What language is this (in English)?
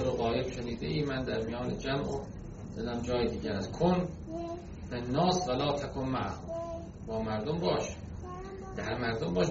Persian